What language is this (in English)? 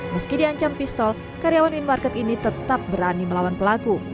Indonesian